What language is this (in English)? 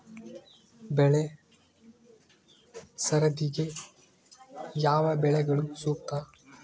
Kannada